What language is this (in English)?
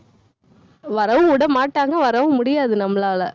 Tamil